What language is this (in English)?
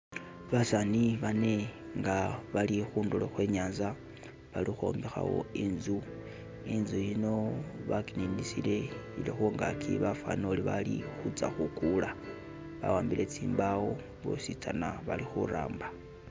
Masaaba